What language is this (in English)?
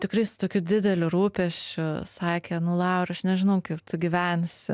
Lithuanian